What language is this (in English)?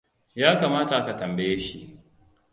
Hausa